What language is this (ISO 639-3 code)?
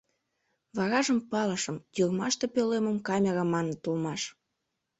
chm